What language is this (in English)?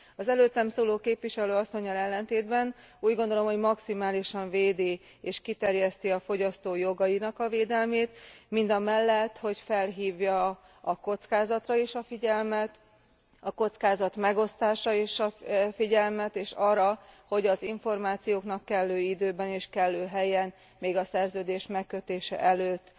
Hungarian